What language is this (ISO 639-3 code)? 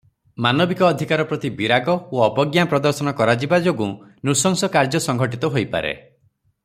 ori